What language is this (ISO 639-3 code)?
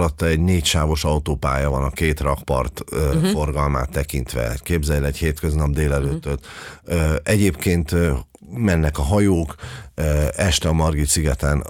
hun